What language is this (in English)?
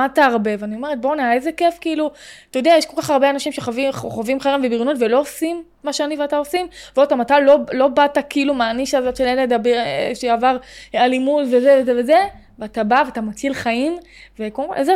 Hebrew